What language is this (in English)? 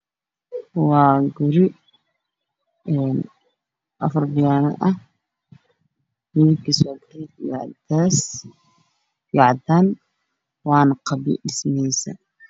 Somali